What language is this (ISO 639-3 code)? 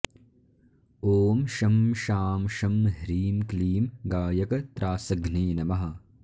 san